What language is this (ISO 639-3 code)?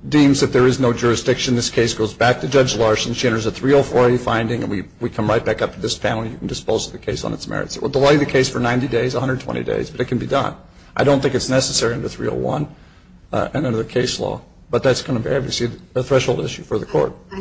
eng